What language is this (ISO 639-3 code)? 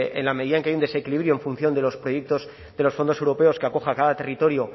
spa